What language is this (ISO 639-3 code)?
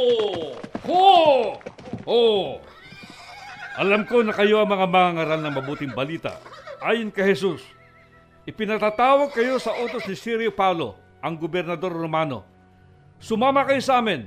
fil